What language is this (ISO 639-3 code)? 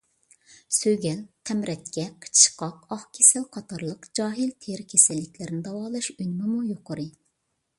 uig